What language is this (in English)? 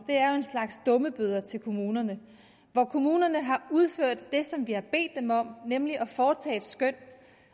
Danish